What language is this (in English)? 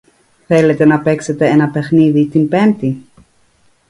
Greek